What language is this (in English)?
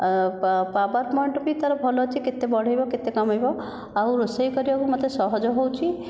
Odia